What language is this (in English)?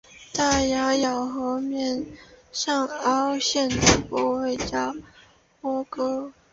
Chinese